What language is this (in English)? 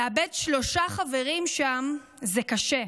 Hebrew